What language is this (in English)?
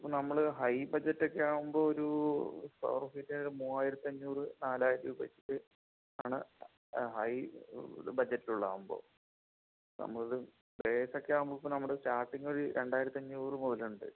Malayalam